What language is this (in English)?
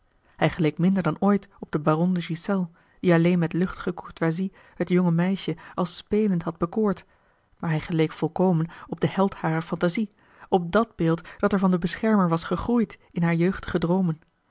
Dutch